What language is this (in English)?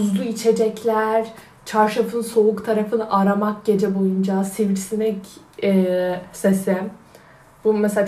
Turkish